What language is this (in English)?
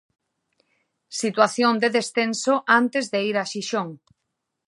Galician